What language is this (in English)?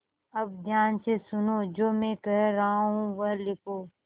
Hindi